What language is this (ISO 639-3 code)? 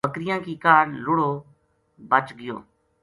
gju